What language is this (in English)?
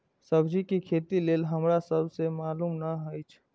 Maithili